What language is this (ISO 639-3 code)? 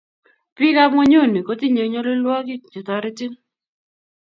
kln